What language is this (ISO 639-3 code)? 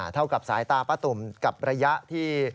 tha